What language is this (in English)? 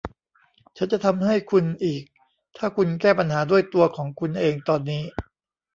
Thai